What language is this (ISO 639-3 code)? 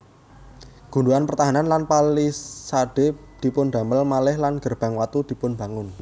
jav